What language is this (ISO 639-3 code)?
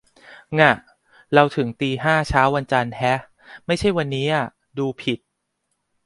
tha